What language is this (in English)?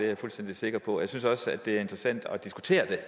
Danish